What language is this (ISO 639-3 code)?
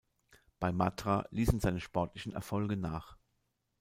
deu